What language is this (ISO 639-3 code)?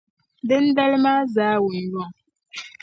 dag